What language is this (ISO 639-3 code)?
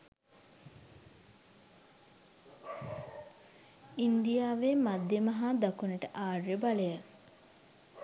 sin